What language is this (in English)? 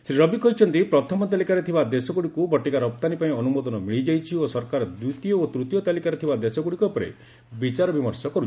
Odia